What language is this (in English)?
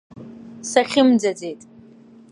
Abkhazian